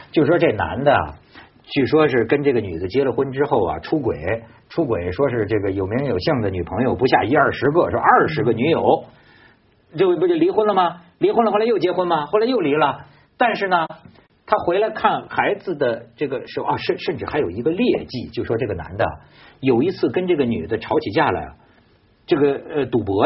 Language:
Chinese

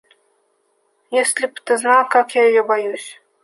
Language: Russian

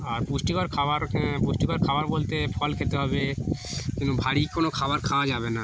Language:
Bangla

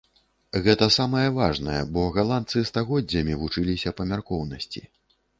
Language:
Belarusian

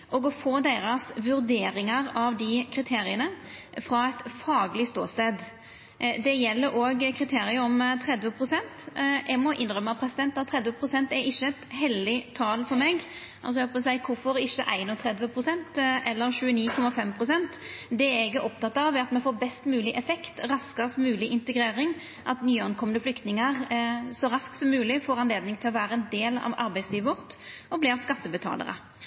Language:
Norwegian Nynorsk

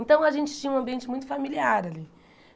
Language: Portuguese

